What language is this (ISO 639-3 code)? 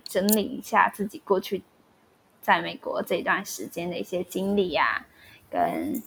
zho